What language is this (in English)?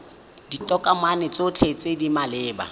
Tswana